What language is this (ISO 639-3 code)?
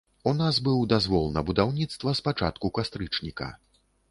bel